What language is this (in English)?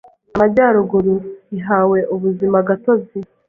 Kinyarwanda